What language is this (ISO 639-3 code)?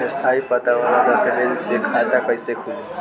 bho